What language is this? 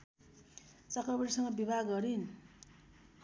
Nepali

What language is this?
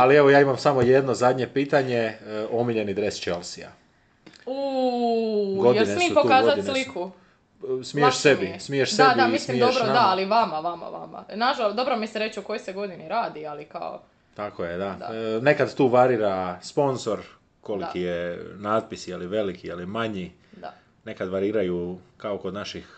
Croatian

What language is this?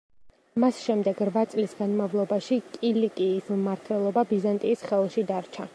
Georgian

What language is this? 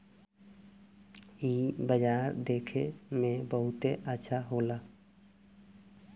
Bhojpuri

